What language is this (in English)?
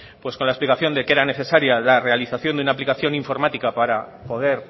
Spanish